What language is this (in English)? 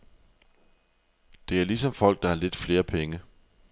Danish